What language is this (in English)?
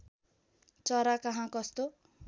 Nepali